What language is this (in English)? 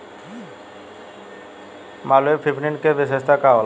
Bhojpuri